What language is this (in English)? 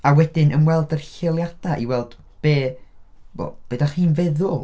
Welsh